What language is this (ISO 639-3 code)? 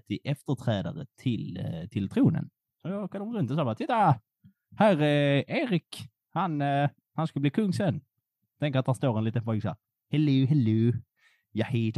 swe